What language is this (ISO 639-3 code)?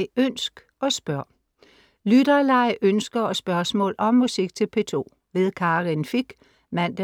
dan